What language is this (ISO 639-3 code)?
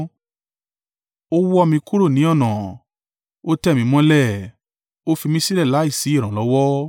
yor